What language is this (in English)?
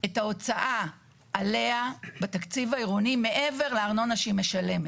Hebrew